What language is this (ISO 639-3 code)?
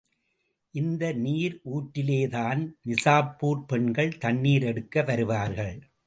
tam